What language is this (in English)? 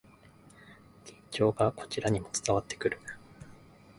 Japanese